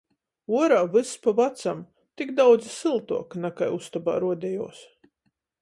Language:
Latgalian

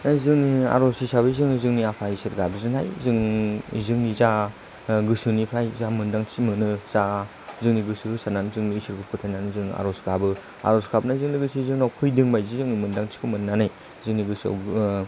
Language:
Bodo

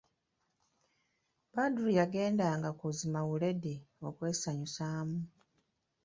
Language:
Ganda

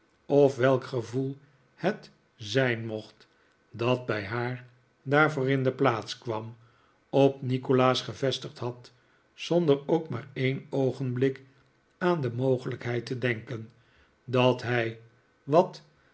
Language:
Dutch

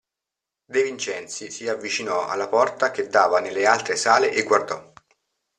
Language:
Italian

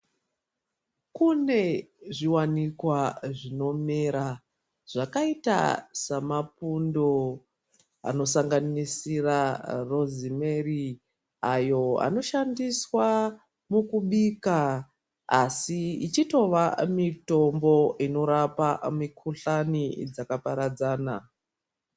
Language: Ndau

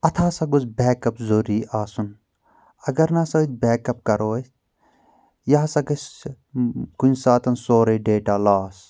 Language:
Kashmiri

